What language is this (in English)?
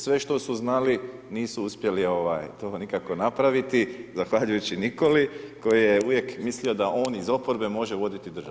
Croatian